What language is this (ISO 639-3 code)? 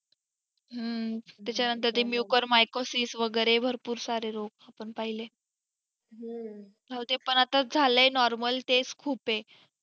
mar